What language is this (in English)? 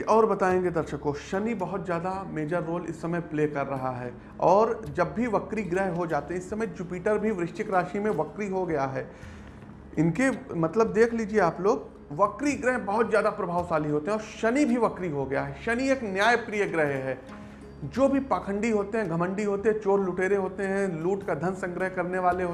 Hindi